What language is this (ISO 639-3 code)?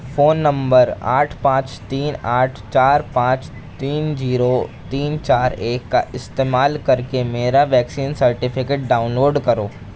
urd